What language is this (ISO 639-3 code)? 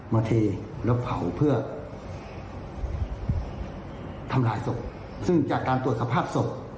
tha